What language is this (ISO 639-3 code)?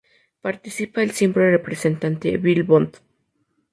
spa